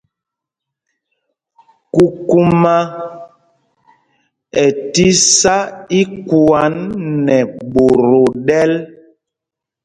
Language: Mpumpong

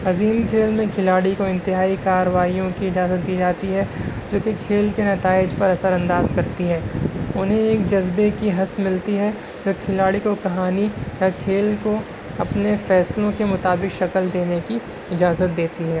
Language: Urdu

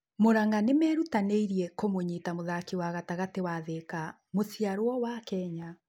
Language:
Kikuyu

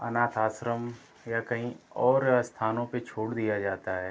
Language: Hindi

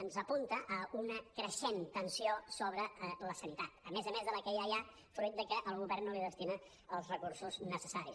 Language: Catalan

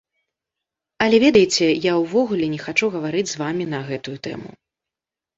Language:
Belarusian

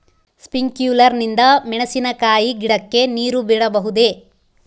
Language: Kannada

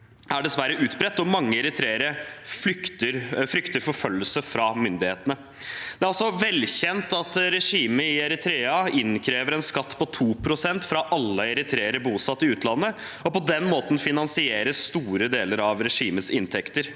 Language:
Norwegian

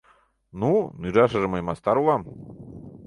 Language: Mari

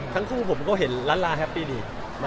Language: Thai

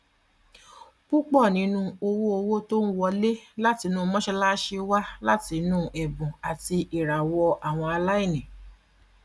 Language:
Yoruba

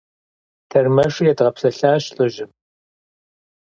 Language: Kabardian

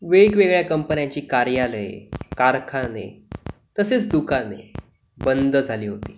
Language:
Marathi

